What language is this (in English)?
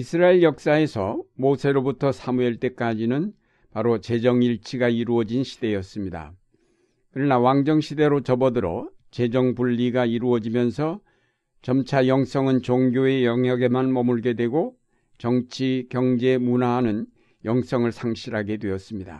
Korean